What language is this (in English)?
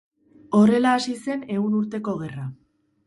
Basque